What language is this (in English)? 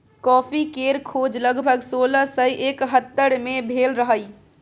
Maithili